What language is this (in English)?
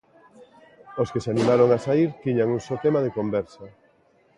Galician